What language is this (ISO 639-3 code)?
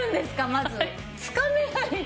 jpn